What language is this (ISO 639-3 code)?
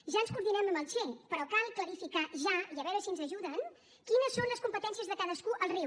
cat